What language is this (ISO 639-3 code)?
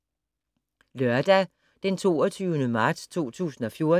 dan